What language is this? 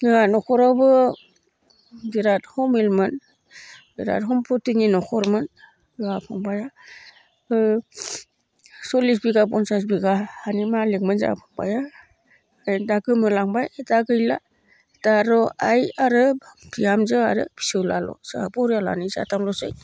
Bodo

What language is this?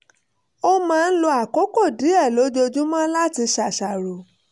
Yoruba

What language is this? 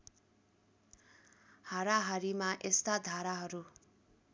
Nepali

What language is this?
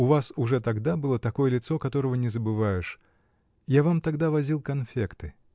Russian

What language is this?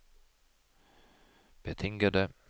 Norwegian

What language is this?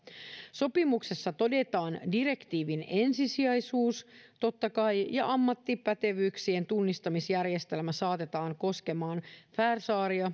Finnish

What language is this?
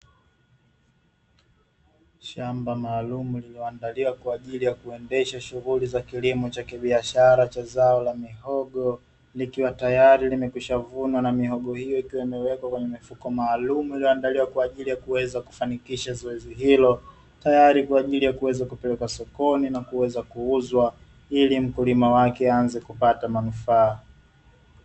Swahili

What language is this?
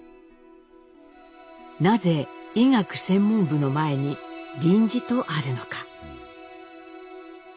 Japanese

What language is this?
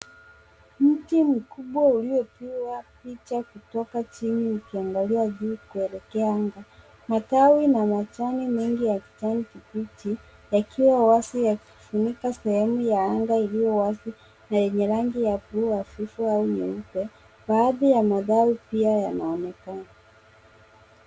Swahili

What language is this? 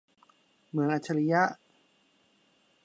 Thai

